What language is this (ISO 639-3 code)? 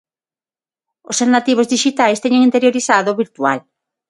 glg